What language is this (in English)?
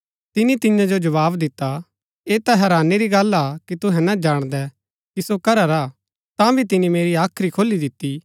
Gaddi